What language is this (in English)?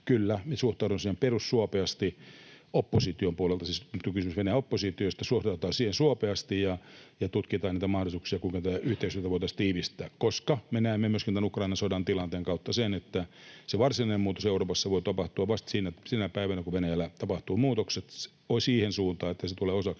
Finnish